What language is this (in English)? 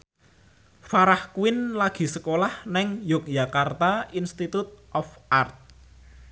Javanese